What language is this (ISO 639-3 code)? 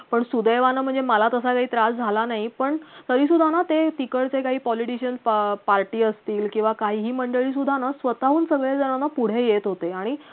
mar